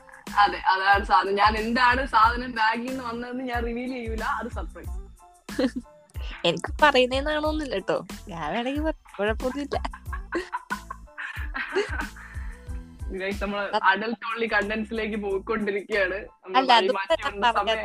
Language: Malayalam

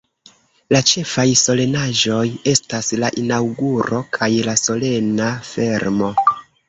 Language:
Esperanto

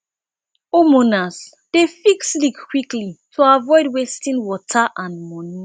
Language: Nigerian Pidgin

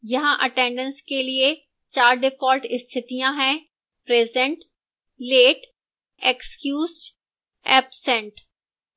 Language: Hindi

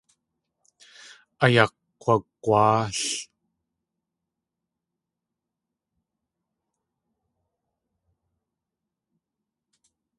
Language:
Tlingit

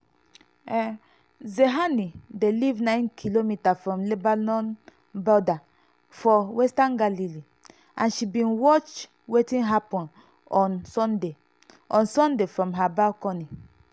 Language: Nigerian Pidgin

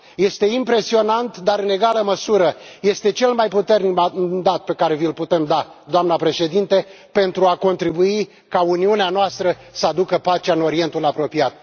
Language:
Romanian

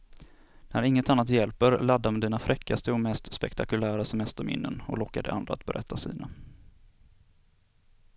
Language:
Swedish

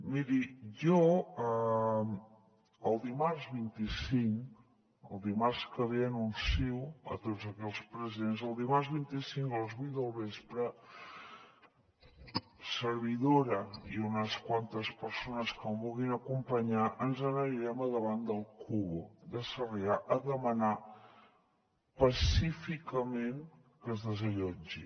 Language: Catalan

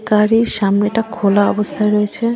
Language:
Bangla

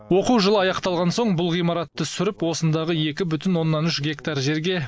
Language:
Kazakh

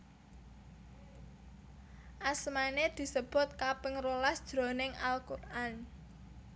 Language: Javanese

